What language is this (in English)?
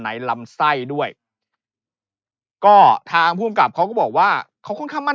Thai